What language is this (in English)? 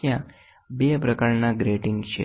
Gujarati